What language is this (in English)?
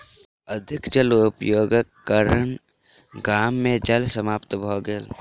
Maithili